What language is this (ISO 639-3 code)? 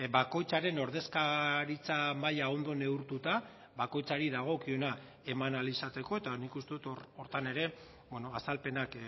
eus